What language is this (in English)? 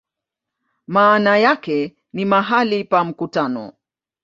Swahili